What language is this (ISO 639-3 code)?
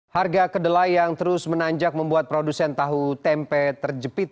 ind